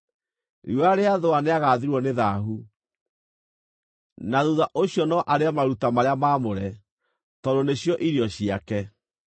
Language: Kikuyu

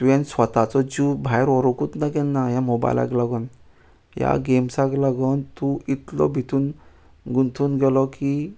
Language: Konkani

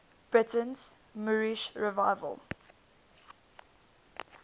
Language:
English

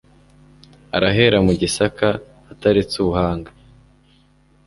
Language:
Kinyarwanda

